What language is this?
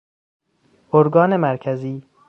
Persian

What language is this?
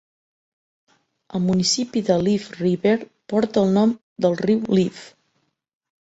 Catalan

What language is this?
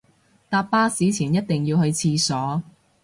Cantonese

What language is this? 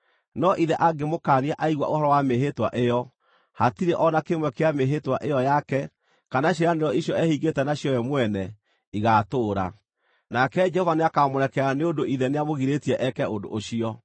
Kikuyu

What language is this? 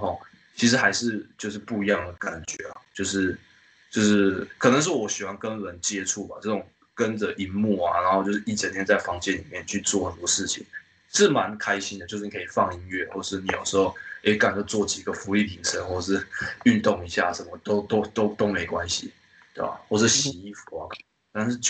Chinese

